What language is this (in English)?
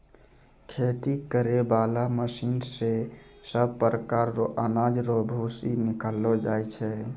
Maithili